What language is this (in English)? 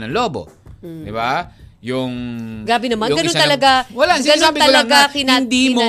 Filipino